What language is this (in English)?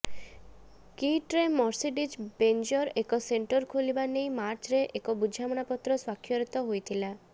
Odia